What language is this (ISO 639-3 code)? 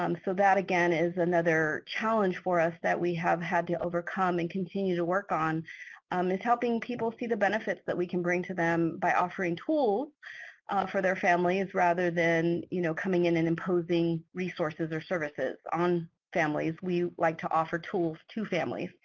eng